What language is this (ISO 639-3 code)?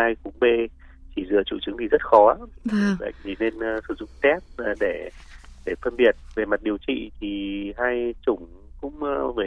vie